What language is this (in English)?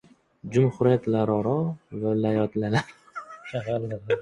Uzbek